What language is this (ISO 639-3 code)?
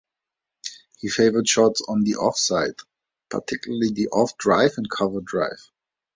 eng